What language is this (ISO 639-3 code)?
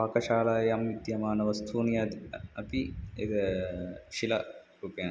san